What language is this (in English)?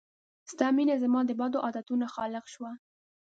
Pashto